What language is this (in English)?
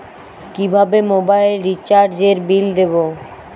Bangla